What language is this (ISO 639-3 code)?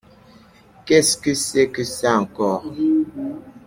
fra